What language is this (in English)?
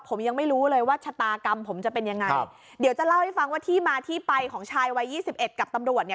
Thai